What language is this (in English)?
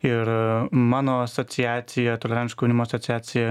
Lithuanian